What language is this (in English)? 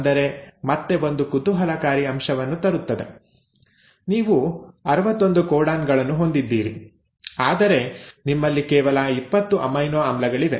Kannada